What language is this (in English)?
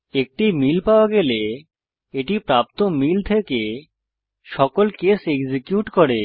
Bangla